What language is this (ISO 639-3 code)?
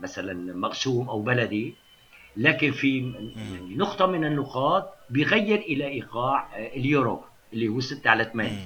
ara